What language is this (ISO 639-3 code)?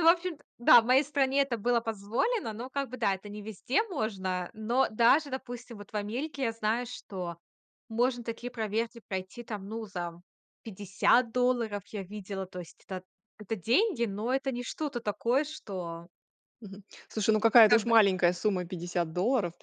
rus